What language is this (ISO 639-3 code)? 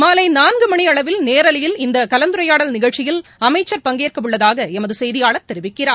tam